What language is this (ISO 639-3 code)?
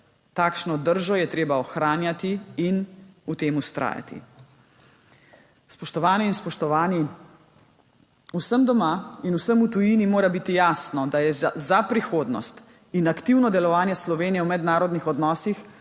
slv